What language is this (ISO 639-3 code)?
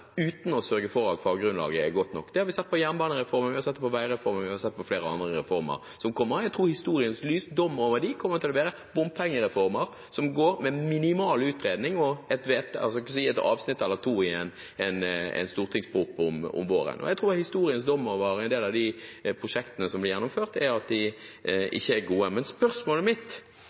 nob